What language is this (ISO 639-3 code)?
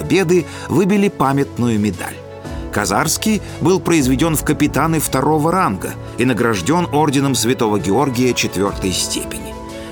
rus